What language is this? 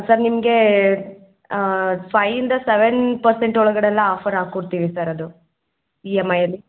Kannada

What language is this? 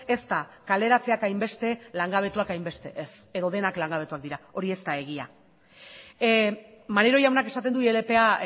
Basque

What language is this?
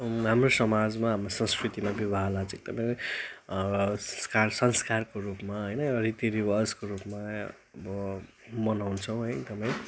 Nepali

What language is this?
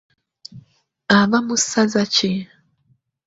Ganda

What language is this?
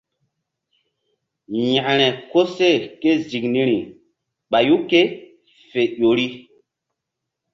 Mbum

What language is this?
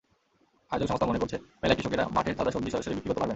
Bangla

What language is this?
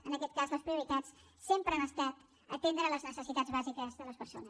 Catalan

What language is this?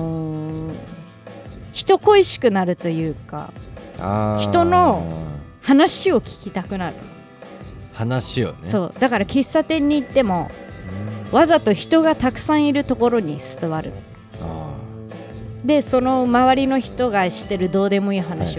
Japanese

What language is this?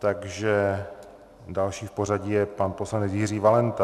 Czech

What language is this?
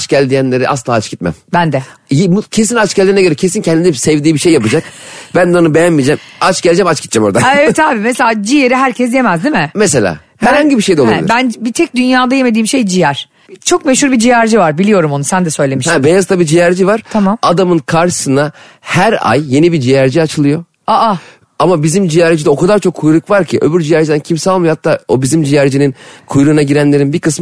Turkish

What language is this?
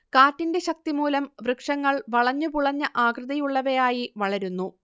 Malayalam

